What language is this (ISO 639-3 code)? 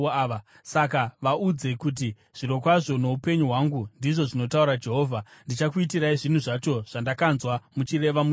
sna